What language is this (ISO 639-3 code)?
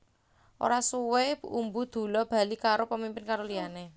jav